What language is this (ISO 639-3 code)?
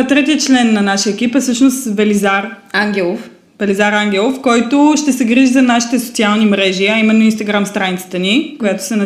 bul